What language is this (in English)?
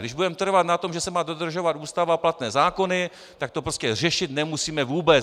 Czech